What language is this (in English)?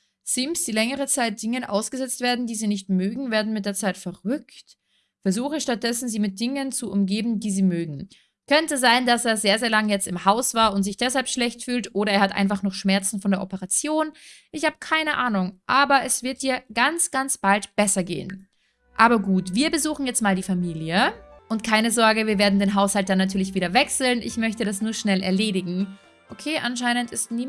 German